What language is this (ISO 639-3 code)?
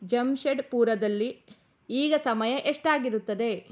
kan